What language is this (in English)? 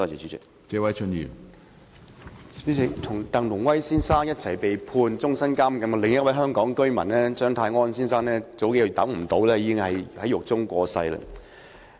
Cantonese